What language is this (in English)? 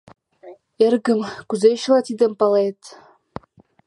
Mari